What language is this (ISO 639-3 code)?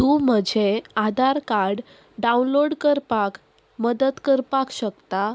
kok